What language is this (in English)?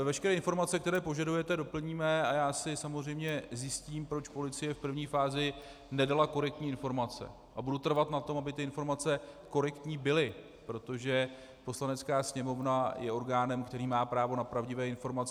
Czech